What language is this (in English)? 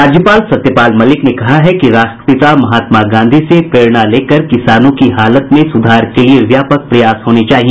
Hindi